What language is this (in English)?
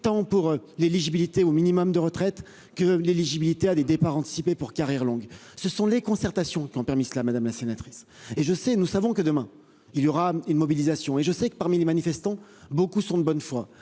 French